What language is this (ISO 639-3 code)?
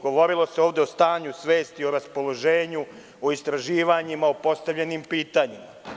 srp